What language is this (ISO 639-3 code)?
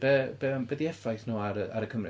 cym